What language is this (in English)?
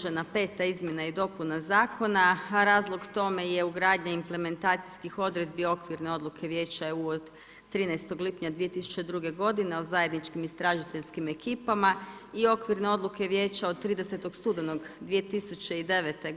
Croatian